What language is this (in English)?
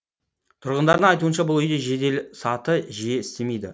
Kazakh